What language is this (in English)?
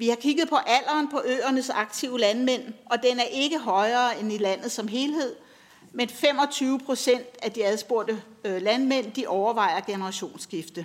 Danish